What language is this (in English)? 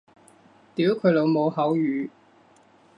Cantonese